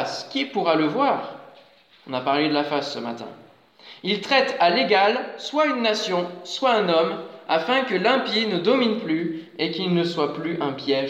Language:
French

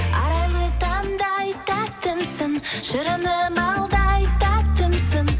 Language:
Kazakh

